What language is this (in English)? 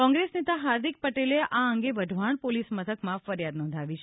Gujarati